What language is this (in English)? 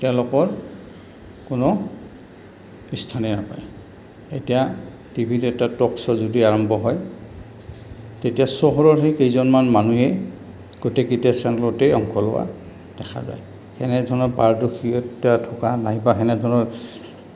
Assamese